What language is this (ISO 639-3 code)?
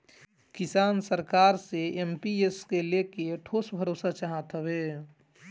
bho